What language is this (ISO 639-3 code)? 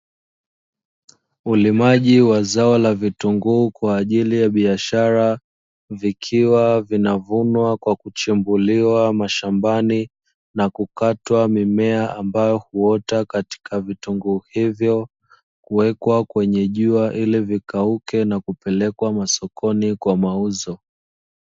swa